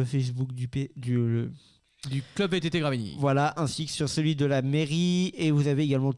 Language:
French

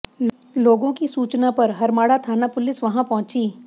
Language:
Hindi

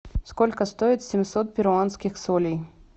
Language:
Russian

